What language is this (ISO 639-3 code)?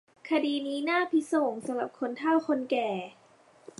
tha